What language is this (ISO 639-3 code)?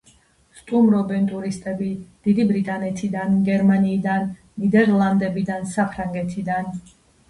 kat